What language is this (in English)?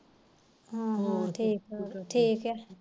Punjabi